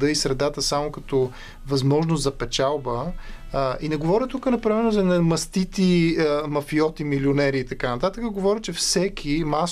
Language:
Bulgarian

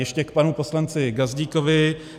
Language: Czech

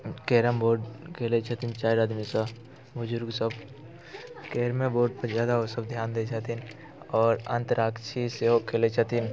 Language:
Maithili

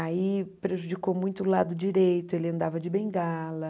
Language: Portuguese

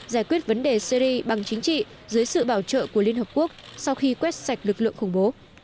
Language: Vietnamese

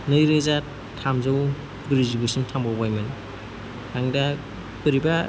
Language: Bodo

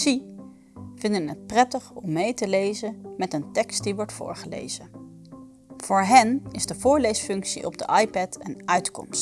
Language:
Dutch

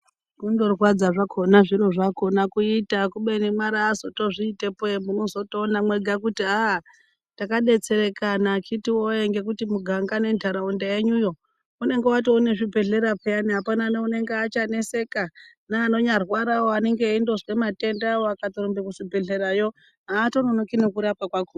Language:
Ndau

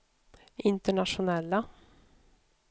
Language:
Swedish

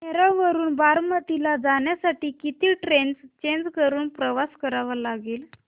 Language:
Marathi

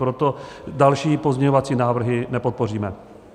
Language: Czech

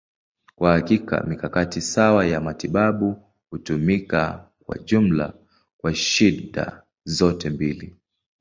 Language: Swahili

